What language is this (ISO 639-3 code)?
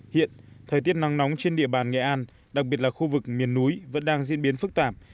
vie